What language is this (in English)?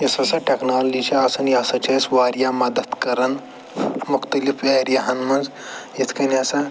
Kashmiri